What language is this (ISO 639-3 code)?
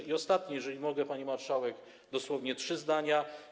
pol